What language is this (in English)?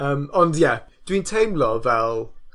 Welsh